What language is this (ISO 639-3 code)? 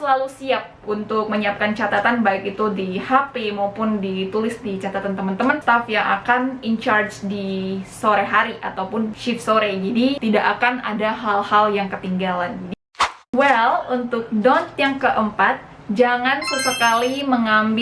ind